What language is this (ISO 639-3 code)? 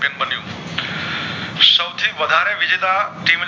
guj